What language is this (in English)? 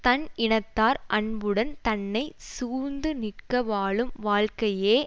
Tamil